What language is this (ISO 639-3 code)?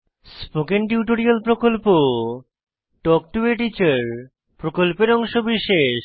ben